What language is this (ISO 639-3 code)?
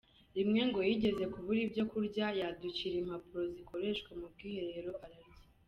kin